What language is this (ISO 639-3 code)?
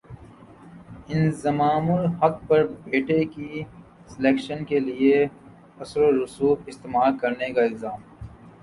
urd